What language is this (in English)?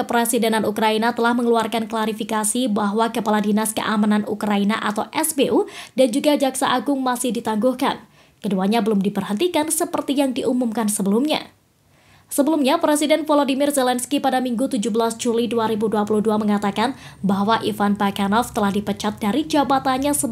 Indonesian